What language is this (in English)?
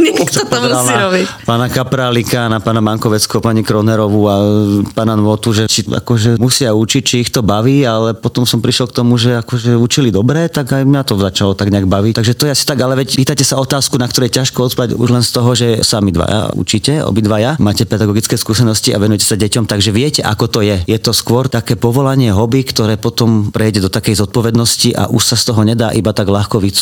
Slovak